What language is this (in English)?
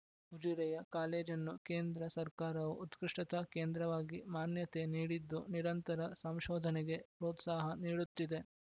Kannada